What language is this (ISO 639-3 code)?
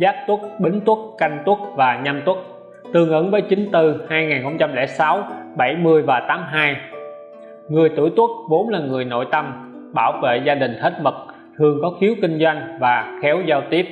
vie